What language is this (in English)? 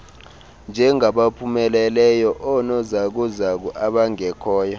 Xhosa